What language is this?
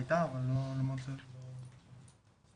Hebrew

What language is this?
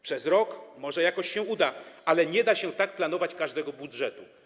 Polish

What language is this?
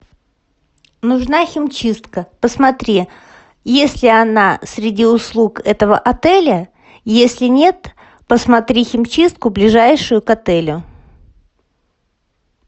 Russian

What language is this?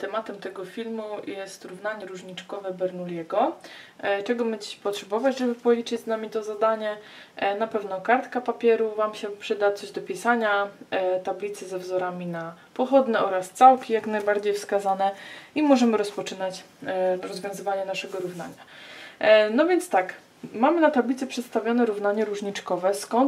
Polish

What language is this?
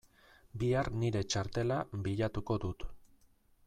Basque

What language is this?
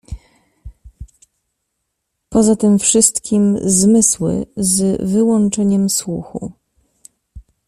Polish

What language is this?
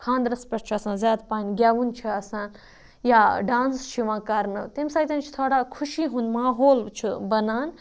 Kashmiri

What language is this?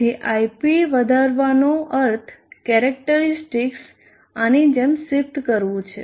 Gujarati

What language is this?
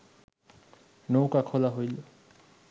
Bangla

